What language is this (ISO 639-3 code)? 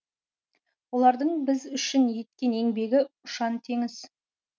kaz